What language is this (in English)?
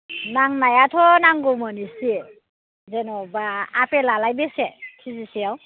Bodo